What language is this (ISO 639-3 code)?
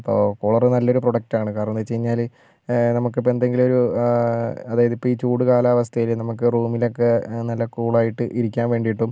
mal